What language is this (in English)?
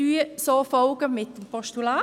Swiss German